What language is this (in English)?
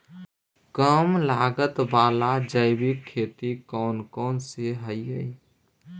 Magahi